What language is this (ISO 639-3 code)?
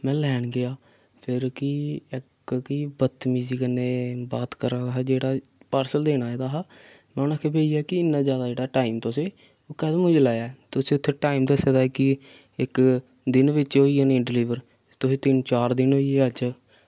doi